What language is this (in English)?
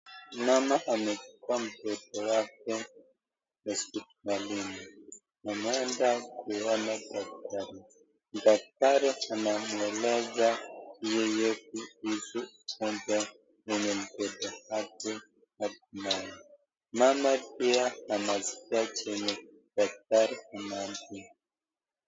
Swahili